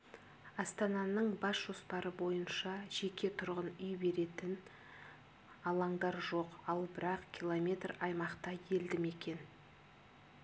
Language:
Kazakh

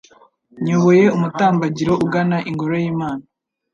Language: Kinyarwanda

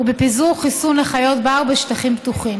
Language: Hebrew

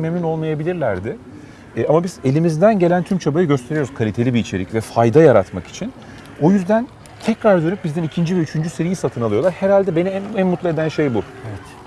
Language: Turkish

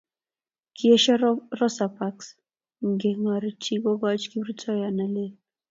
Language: Kalenjin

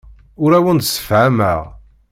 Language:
Kabyle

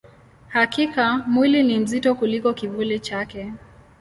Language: Swahili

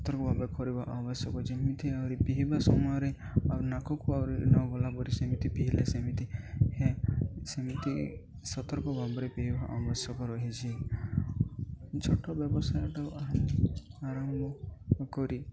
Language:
Odia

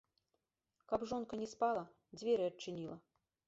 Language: Belarusian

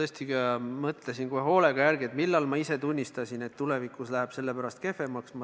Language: Estonian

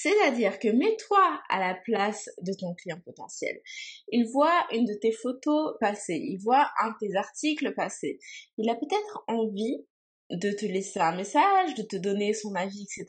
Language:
French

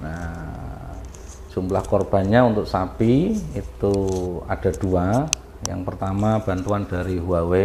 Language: Indonesian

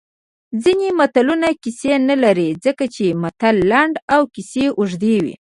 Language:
Pashto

